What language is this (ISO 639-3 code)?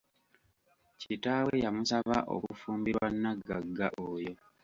lug